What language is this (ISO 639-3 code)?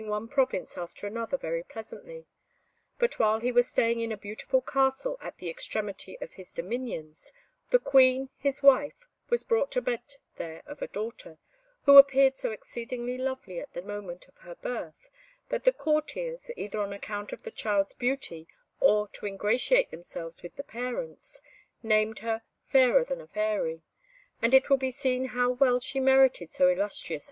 eng